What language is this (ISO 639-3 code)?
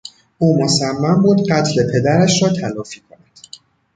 fas